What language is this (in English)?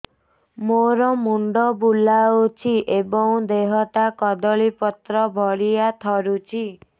Odia